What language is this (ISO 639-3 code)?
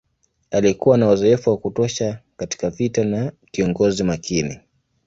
swa